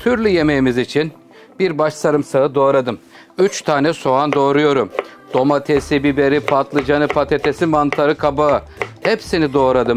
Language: Turkish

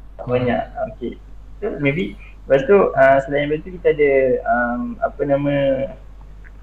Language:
Malay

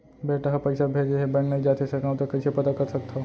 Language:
Chhattisgarhi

